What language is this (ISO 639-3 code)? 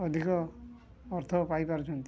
ori